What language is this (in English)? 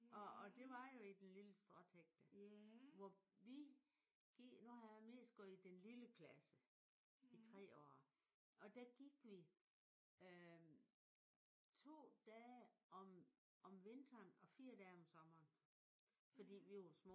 Danish